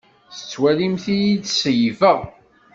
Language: Kabyle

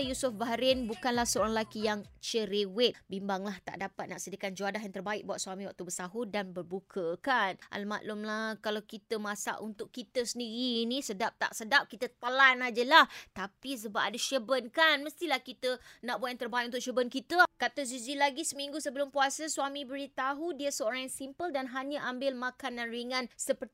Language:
Malay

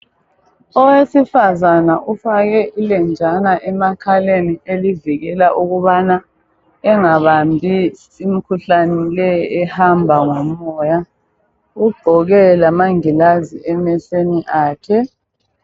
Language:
North Ndebele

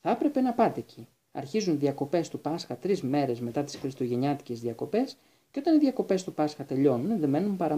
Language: Greek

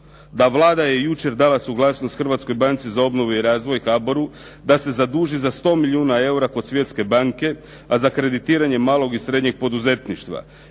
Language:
Croatian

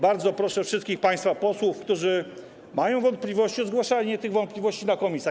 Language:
Polish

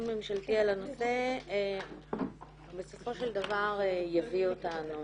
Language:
Hebrew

